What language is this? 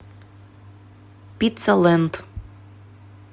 Russian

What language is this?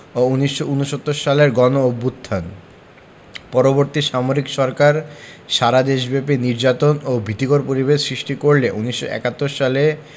Bangla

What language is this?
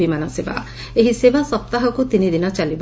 Odia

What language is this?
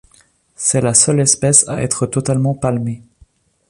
French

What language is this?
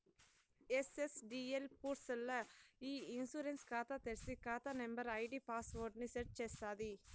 Telugu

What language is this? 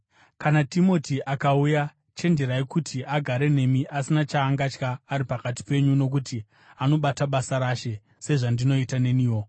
Shona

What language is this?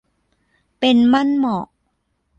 Thai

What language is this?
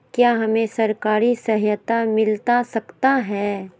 Magahi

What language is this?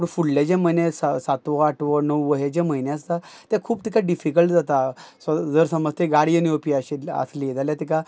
Konkani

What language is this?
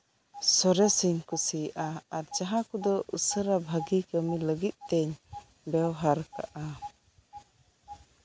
Santali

